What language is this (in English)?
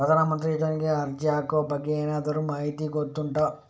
Kannada